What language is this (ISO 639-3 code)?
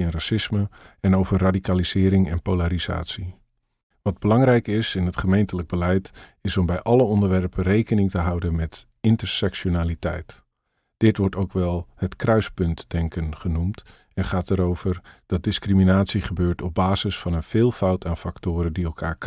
nld